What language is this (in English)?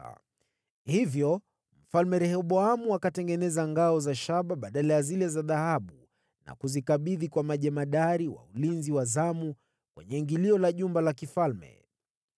Swahili